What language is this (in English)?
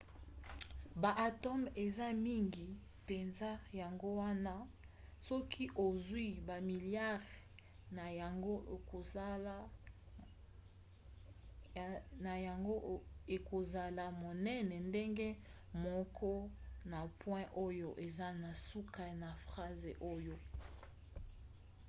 Lingala